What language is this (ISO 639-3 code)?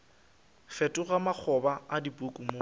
nso